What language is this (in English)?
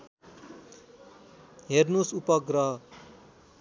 Nepali